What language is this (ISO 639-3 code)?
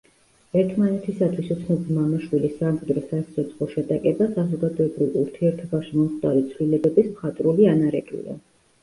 kat